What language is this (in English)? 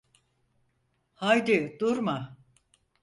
Turkish